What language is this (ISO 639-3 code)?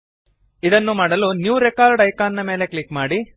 kan